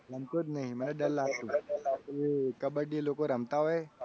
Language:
Gujarati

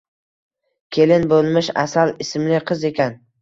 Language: Uzbek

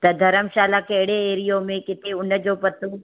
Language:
Sindhi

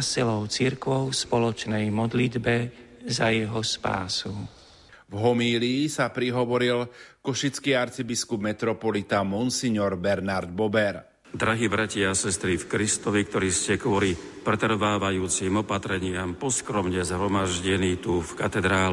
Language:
Slovak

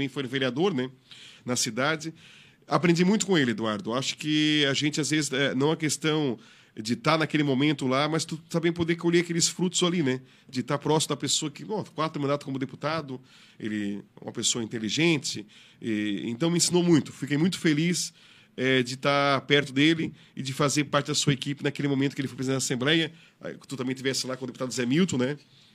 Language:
Portuguese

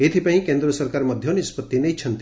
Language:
Odia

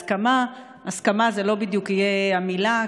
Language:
Hebrew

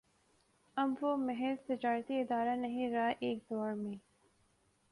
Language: Urdu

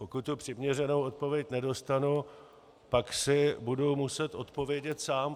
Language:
Czech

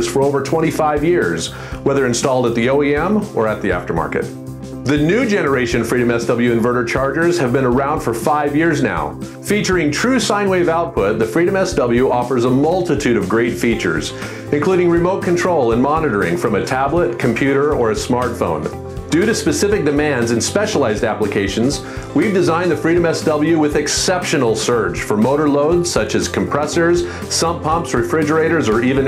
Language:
English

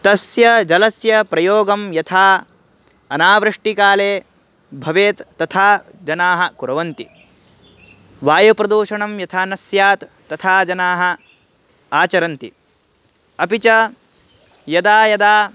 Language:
Sanskrit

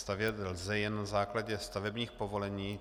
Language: Czech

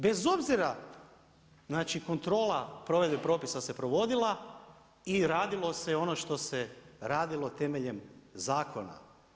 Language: Croatian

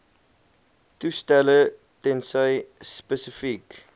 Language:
Afrikaans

